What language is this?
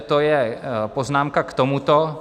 Czech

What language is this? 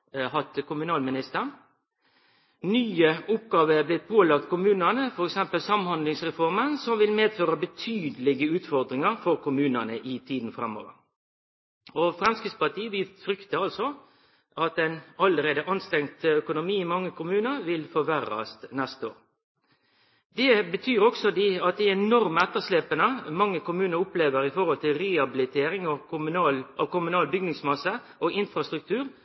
Norwegian Nynorsk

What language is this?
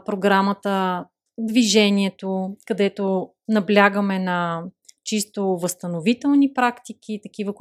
Bulgarian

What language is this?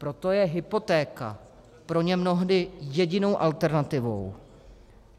Czech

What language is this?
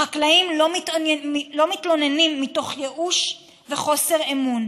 Hebrew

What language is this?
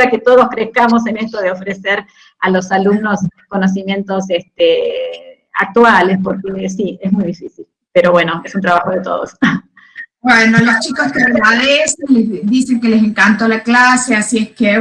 Spanish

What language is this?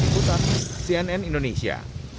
Indonesian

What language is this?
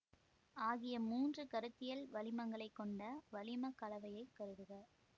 Tamil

